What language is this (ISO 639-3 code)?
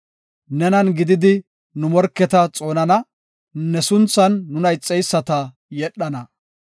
gof